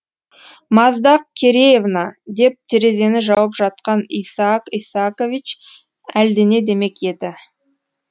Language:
Kazakh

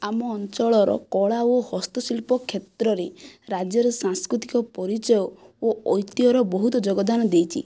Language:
Odia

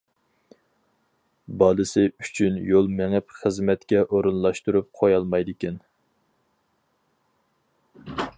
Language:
Uyghur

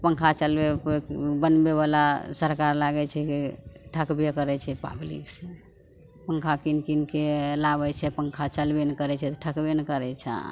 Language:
Maithili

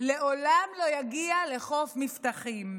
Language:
Hebrew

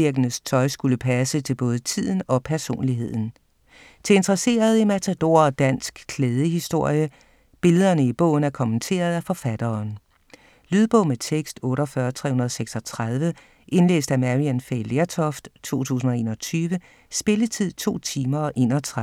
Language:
Danish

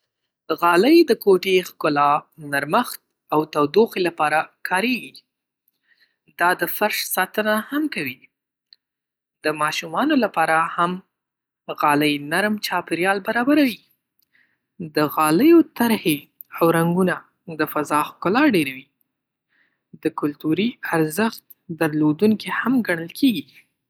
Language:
Pashto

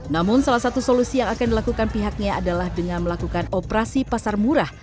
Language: Indonesian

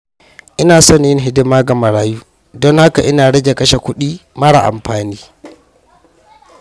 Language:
Hausa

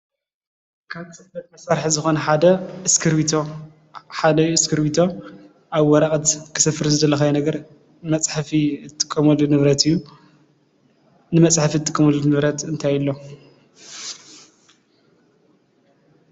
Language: Tigrinya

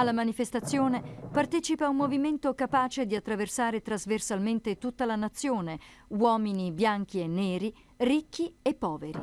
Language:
Italian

